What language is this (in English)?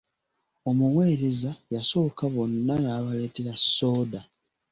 Ganda